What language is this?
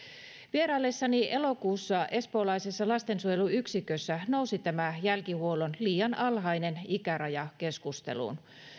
Finnish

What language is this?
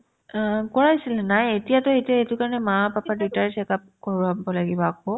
Assamese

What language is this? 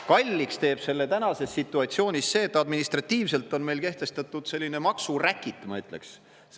Estonian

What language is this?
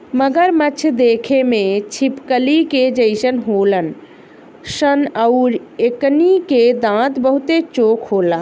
Bhojpuri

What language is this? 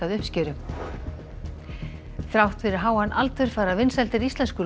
Icelandic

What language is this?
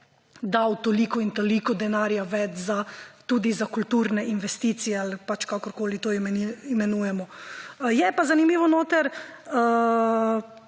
Slovenian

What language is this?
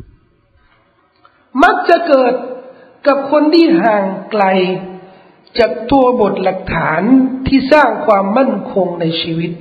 Thai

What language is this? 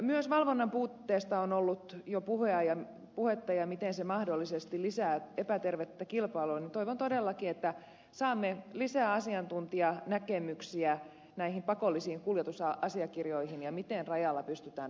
Finnish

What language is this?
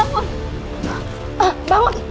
Indonesian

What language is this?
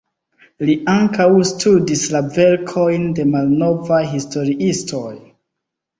Esperanto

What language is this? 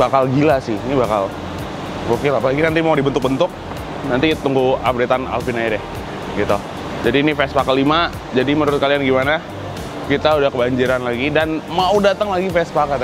Indonesian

